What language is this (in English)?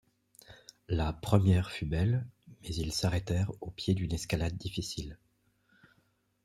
French